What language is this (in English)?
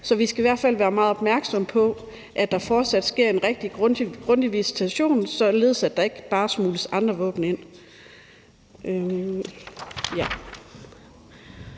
Danish